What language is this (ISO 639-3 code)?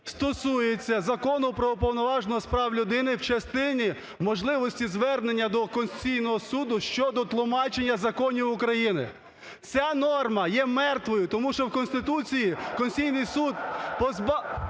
ukr